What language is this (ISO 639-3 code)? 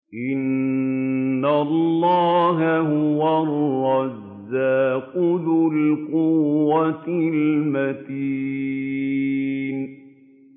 ara